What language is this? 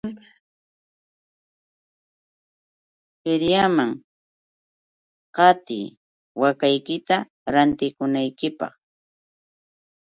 Yauyos Quechua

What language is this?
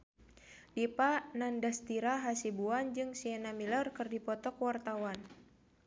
Sundanese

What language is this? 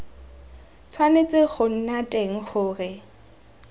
Tswana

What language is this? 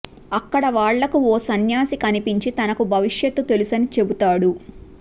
Telugu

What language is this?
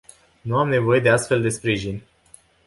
Romanian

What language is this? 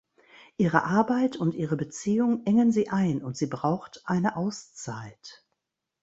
German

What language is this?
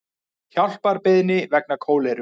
Icelandic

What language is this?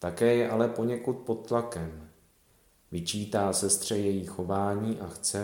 Czech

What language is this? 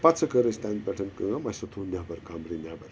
Kashmiri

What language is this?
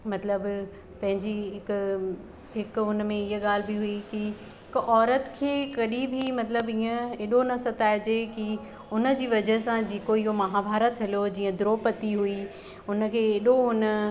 Sindhi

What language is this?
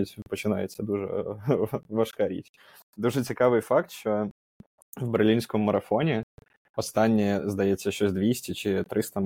Ukrainian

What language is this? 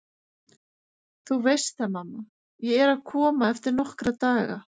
Icelandic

